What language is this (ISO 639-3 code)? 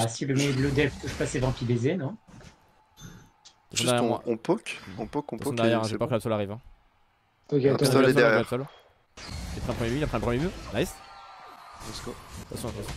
fra